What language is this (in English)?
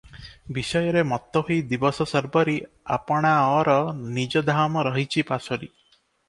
Odia